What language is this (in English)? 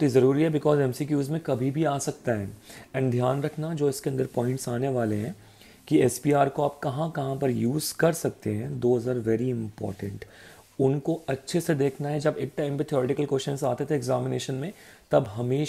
Hindi